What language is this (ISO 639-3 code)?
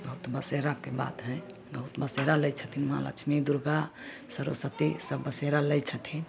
mai